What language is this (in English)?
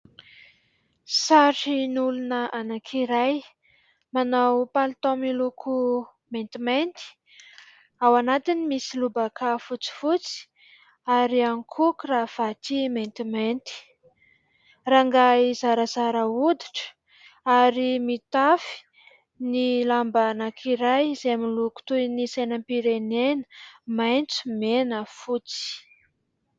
Malagasy